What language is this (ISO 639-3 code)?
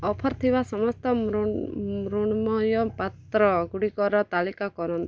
ori